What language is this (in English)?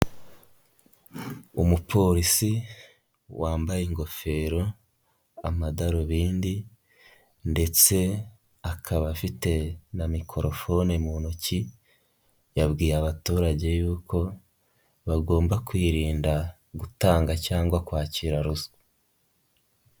Kinyarwanda